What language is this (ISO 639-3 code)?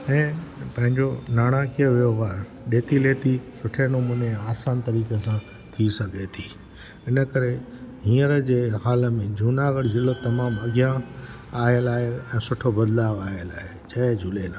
snd